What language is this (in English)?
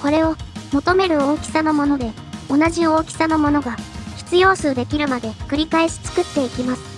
Japanese